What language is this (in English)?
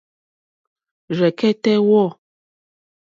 Mokpwe